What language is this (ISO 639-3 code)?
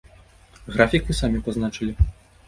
bel